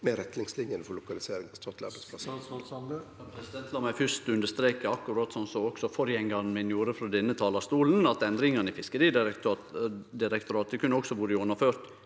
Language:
Norwegian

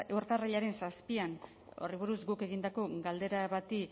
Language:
Basque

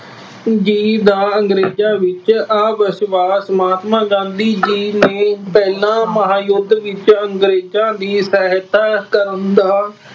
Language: Punjabi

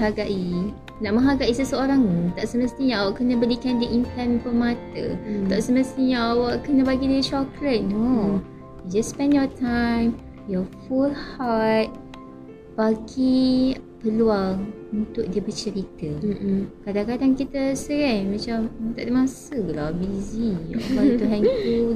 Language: Malay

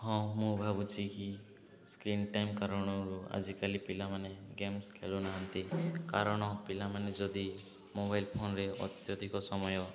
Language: Odia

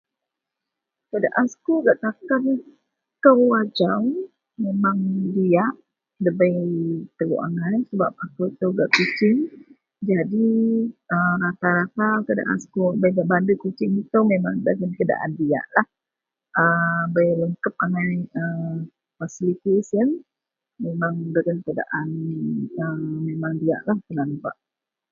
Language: Central Melanau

